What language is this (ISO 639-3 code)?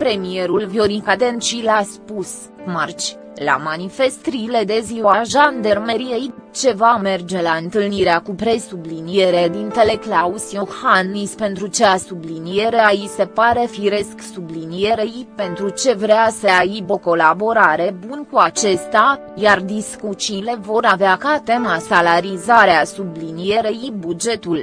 ron